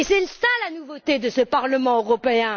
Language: French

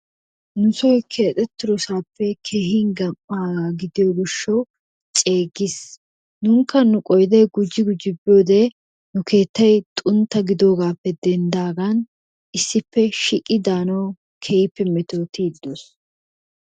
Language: Wolaytta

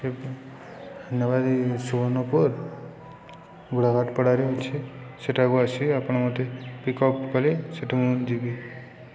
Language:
Odia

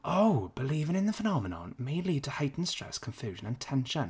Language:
English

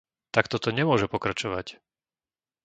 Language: Slovak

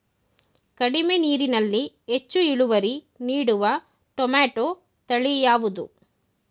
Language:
Kannada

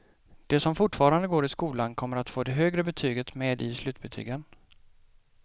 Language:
Swedish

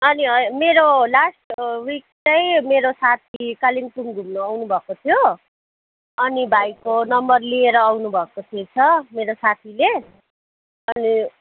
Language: Nepali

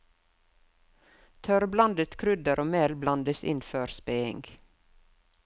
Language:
Norwegian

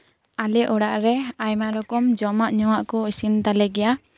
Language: Santali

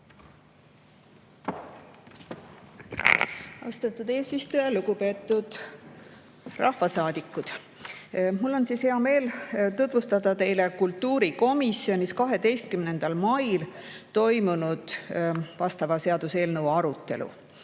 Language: Estonian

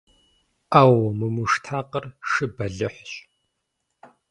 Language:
Kabardian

